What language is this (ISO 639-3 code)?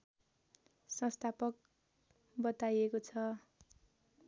nep